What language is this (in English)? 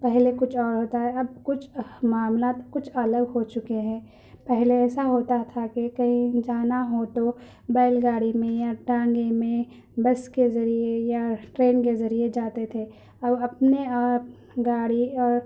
Urdu